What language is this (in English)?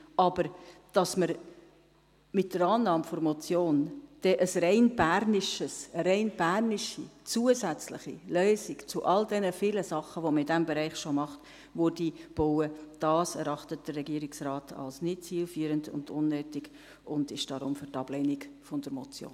Swiss German